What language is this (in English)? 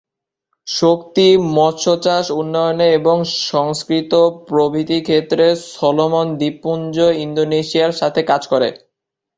Bangla